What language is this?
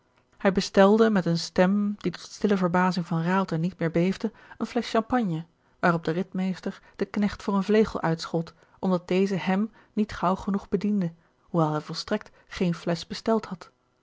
Dutch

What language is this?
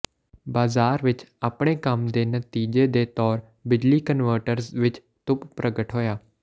Punjabi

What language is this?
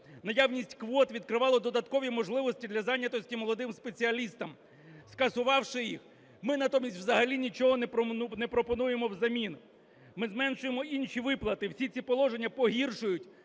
Ukrainian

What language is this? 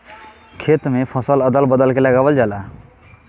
Bhojpuri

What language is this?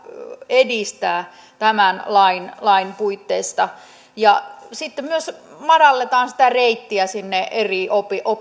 Finnish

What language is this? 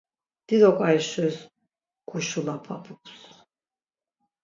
Laz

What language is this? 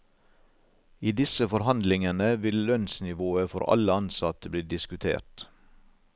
Norwegian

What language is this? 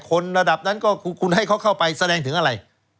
Thai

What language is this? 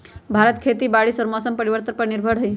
Magahi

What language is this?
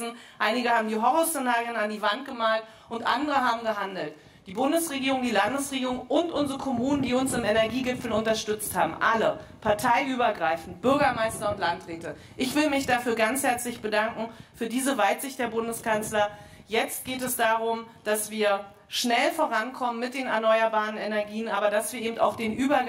German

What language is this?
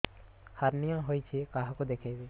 Odia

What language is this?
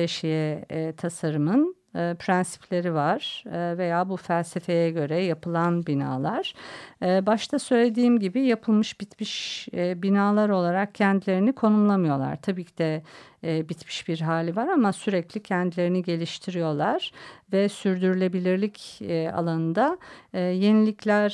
Turkish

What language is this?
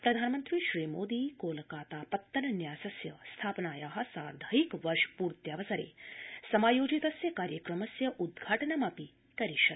Sanskrit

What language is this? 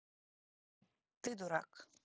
Russian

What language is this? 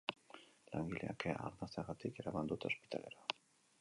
Basque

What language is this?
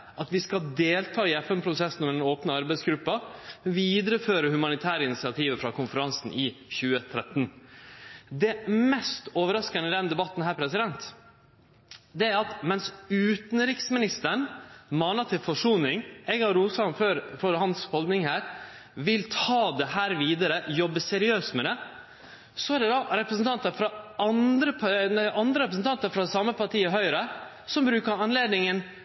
Norwegian Nynorsk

